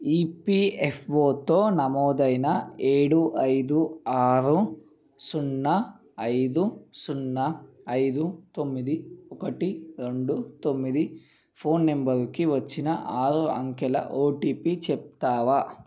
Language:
Telugu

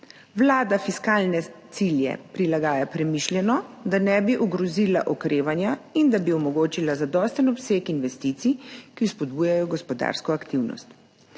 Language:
Slovenian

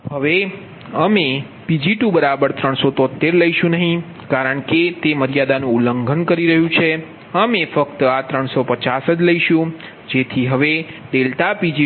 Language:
Gujarati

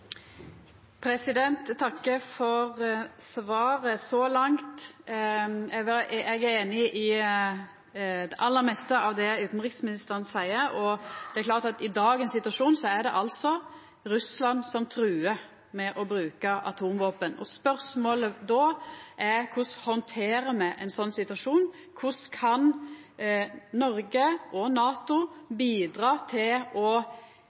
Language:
Norwegian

